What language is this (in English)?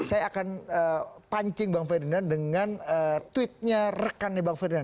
Indonesian